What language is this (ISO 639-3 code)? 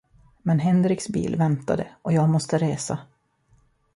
swe